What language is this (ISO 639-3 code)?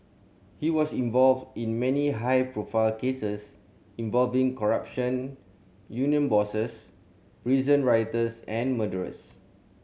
eng